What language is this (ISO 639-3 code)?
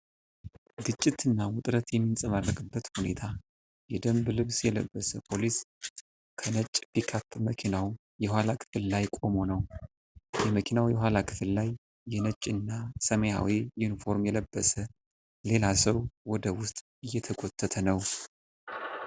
amh